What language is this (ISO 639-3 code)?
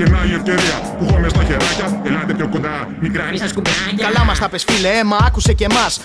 ell